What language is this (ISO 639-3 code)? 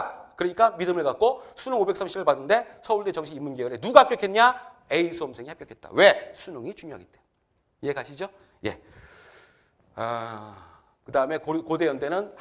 kor